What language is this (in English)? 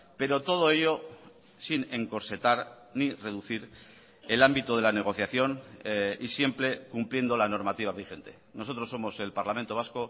Spanish